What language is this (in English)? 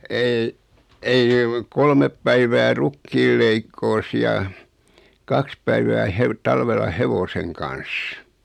Finnish